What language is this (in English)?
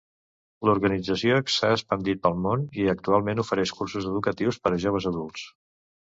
Catalan